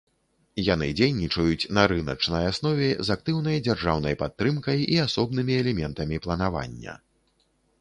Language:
Belarusian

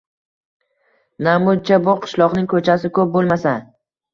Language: Uzbek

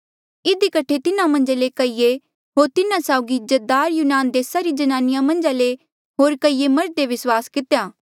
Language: Mandeali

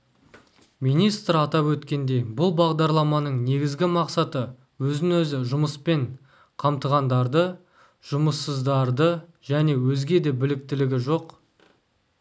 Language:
Kazakh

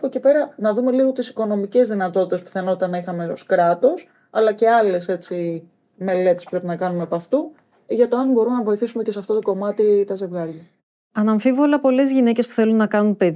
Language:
Greek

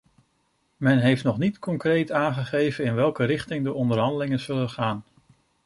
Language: Dutch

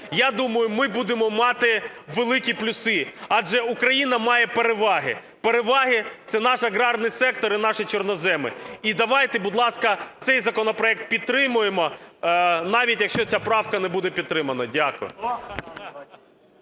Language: Ukrainian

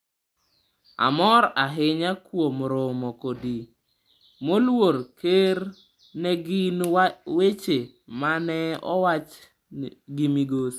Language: Luo (Kenya and Tanzania)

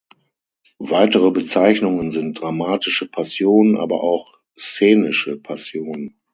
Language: German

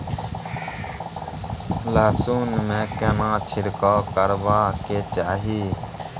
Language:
Maithili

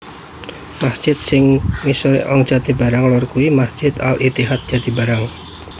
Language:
Javanese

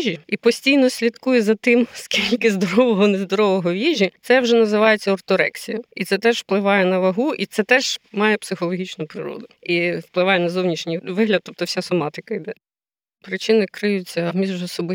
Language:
Ukrainian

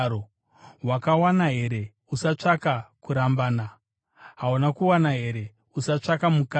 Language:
Shona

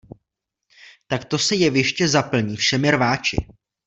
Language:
Czech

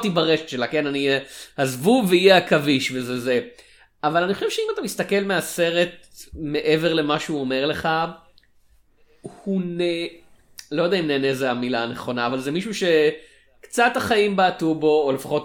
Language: Hebrew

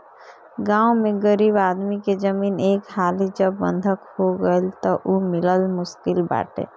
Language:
Bhojpuri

